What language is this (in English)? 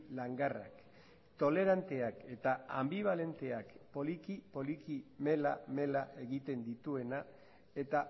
Basque